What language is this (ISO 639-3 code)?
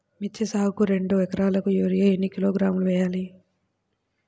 tel